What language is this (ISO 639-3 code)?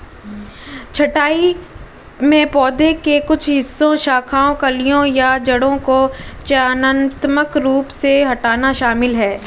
hin